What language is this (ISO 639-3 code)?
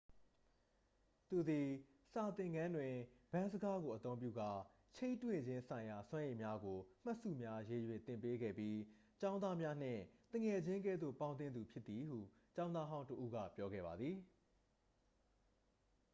mya